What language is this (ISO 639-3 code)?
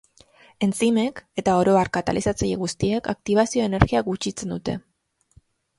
eus